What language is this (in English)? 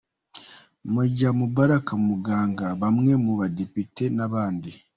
Kinyarwanda